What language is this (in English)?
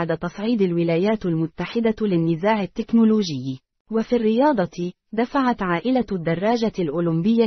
Arabic